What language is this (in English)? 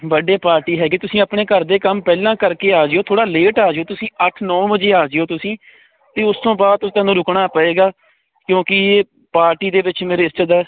Punjabi